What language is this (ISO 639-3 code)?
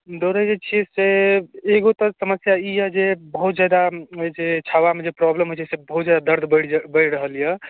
mai